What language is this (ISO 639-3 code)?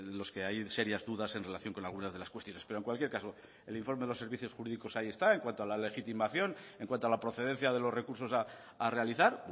spa